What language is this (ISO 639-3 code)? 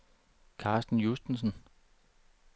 dan